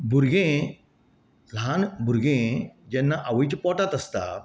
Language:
Konkani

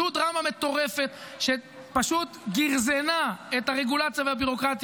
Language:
Hebrew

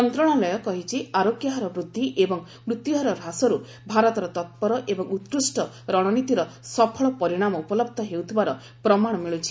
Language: Odia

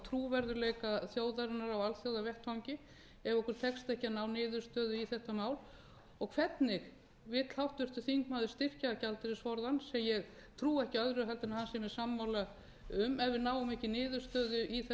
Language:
Icelandic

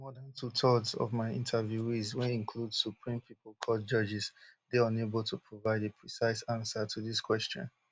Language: Nigerian Pidgin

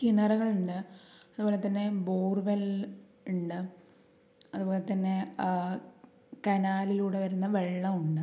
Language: Malayalam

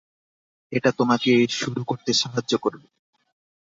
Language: Bangla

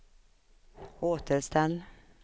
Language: Swedish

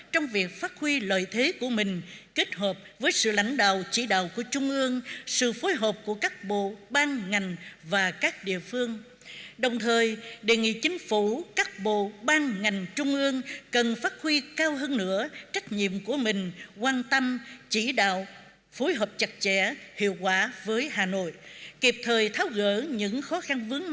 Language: Vietnamese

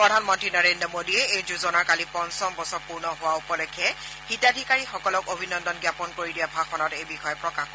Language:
Assamese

